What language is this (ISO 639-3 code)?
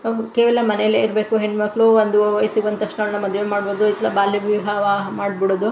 kan